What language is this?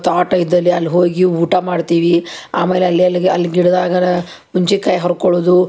Kannada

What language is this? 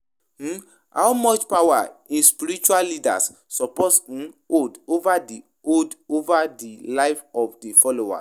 Nigerian Pidgin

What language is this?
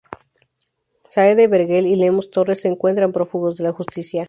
Spanish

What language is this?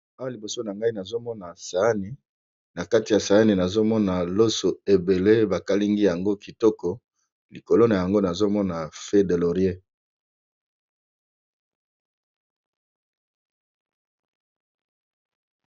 Lingala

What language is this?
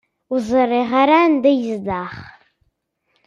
Kabyle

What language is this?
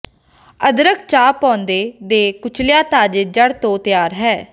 Punjabi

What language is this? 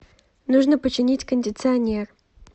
Russian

